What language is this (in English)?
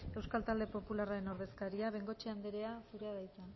Basque